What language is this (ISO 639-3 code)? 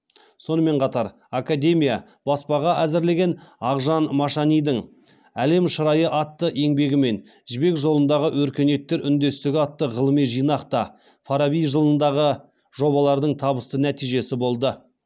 kaz